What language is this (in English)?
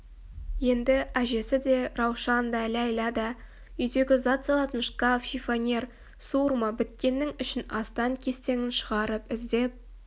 Kazakh